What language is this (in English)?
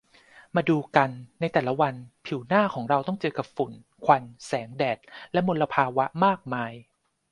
Thai